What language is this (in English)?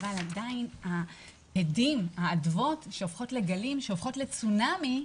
Hebrew